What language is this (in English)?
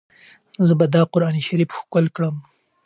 Pashto